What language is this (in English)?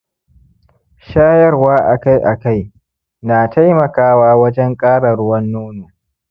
Hausa